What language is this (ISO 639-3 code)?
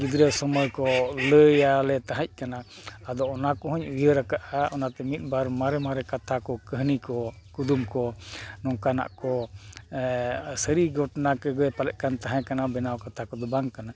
sat